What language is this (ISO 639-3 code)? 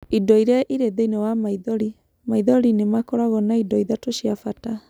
kik